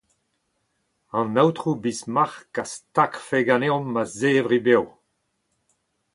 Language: Breton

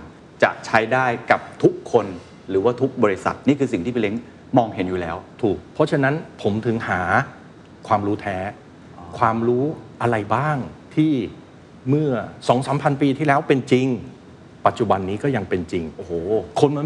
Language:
Thai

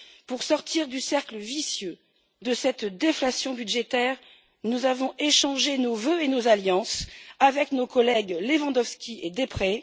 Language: French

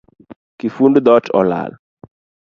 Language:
Luo (Kenya and Tanzania)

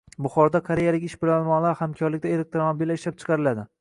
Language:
Uzbek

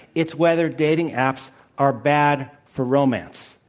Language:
English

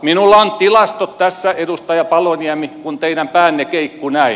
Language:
Finnish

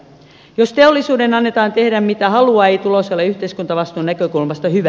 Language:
Finnish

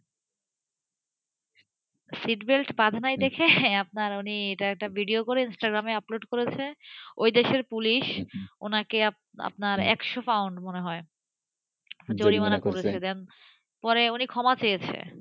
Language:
Bangla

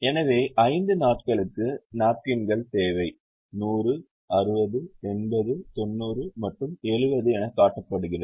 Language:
Tamil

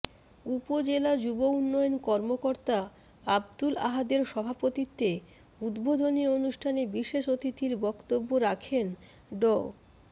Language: Bangla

